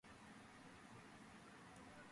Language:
Georgian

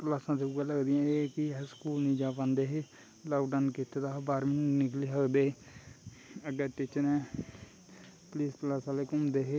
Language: Dogri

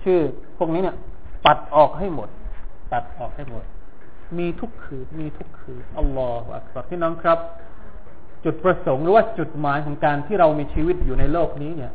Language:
Thai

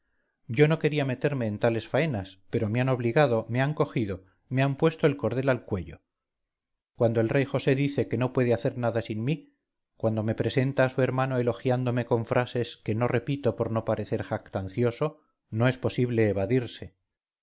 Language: Spanish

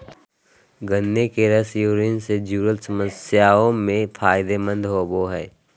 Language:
Magahi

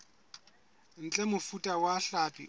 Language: Southern Sotho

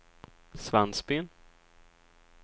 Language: Swedish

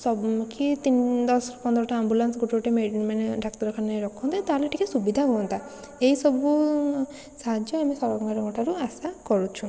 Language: Odia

